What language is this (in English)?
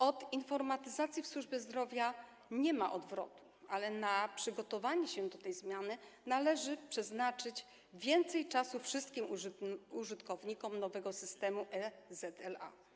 Polish